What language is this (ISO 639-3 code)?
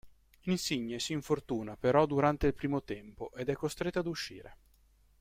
ita